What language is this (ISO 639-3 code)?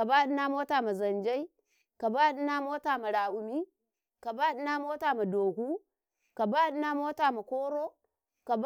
kai